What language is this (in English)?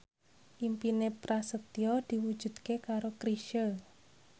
Javanese